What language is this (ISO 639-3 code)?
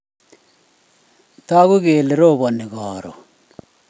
kln